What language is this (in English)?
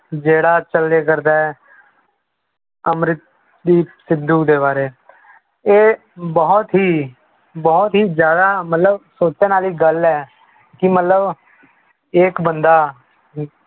Punjabi